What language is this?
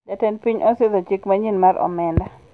Luo (Kenya and Tanzania)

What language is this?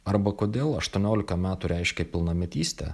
Lithuanian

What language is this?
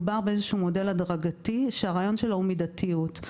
Hebrew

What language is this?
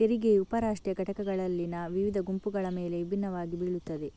Kannada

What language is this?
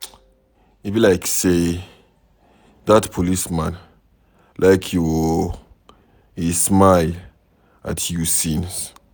Nigerian Pidgin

